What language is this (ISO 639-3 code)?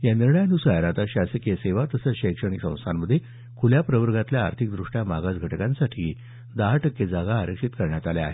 mar